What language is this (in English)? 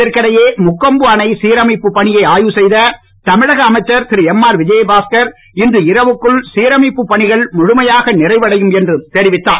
Tamil